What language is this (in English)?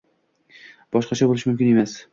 Uzbek